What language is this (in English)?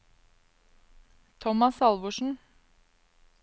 Norwegian